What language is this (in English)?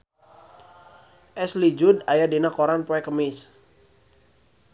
Sundanese